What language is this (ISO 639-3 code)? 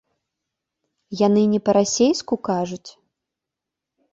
bel